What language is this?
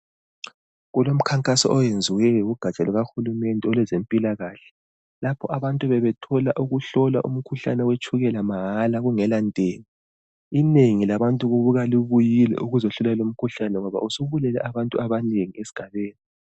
North Ndebele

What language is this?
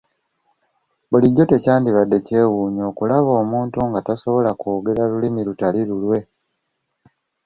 Ganda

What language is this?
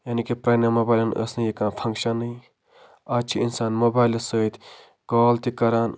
Kashmiri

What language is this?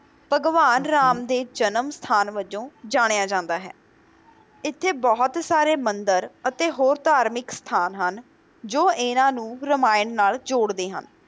Punjabi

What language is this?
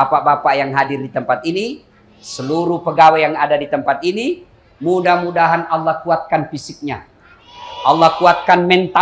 Indonesian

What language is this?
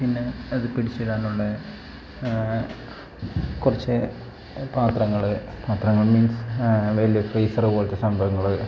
Malayalam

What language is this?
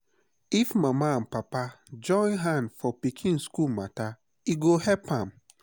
Nigerian Pidgin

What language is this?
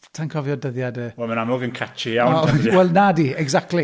Welsh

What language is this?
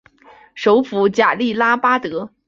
Chinese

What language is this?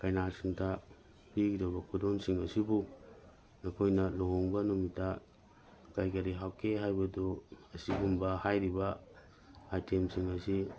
Manipuri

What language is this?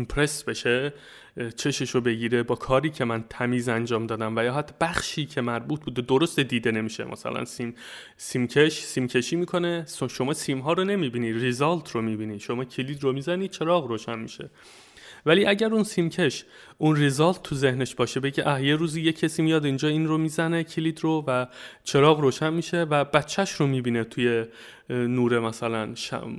Persian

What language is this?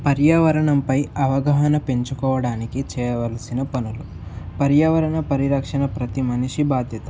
Telugu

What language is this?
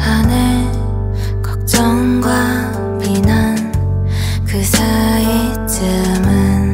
Korean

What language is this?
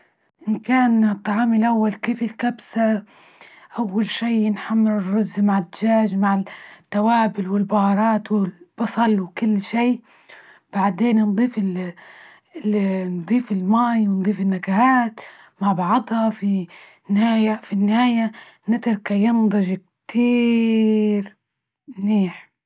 Libyan Arabic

